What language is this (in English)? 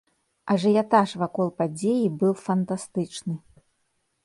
Belarusian